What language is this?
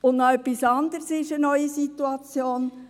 Swiss German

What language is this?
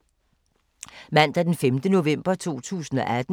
Danish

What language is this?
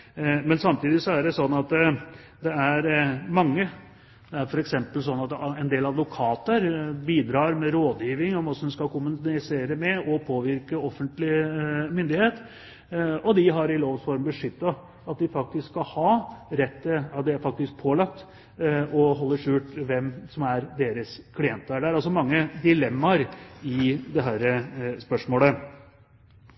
Norwegian Bokmål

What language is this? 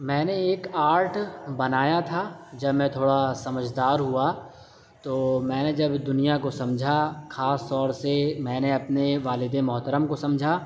Urdu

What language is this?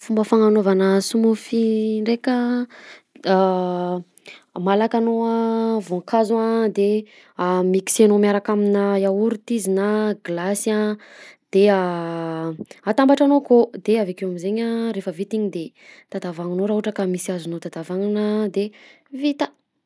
Southern Betsimisaraka Malagasy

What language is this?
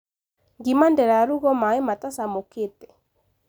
Kikuyu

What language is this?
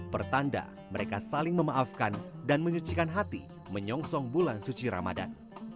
Indonesian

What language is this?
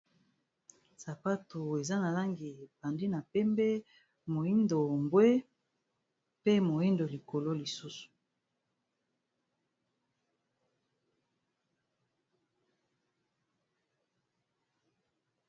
Lingala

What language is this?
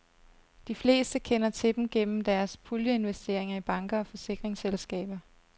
Danish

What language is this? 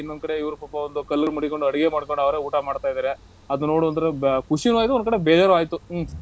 Kannada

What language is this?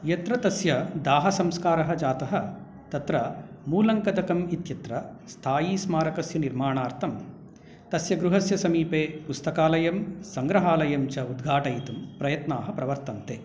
Sanskrit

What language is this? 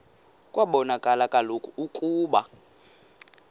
Xhosa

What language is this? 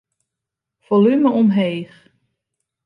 Western Frisian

